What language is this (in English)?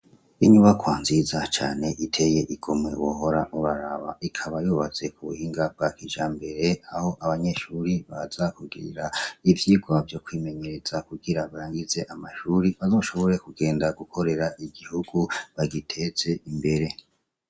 Rundi